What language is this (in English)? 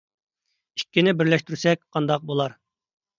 Uyghur